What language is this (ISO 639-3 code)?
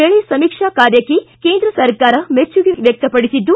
kan